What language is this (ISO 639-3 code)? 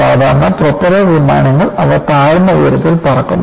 mal